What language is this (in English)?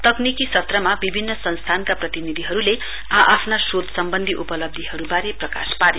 Nepali